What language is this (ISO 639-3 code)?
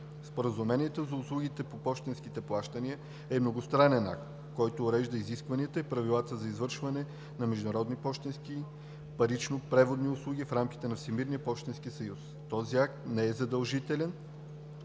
bul